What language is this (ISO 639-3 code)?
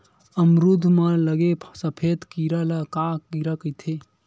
hne